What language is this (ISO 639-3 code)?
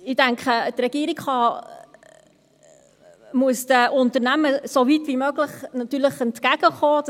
gsw